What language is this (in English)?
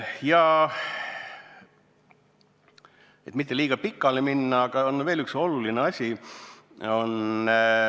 Estonian